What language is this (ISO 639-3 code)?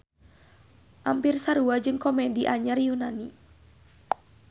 sun